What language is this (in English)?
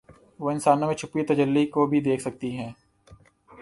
Urdu